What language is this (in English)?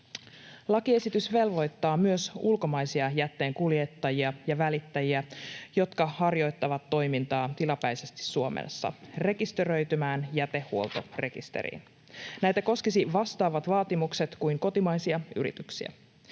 Finnish